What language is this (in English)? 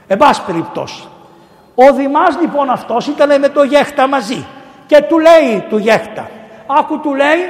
Greek